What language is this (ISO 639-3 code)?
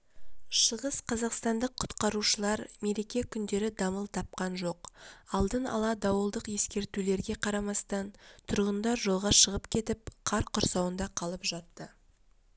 kaz